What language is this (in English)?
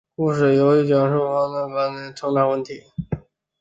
Chinese